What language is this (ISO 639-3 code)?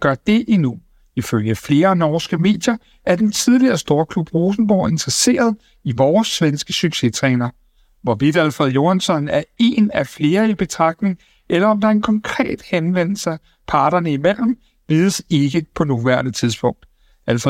dan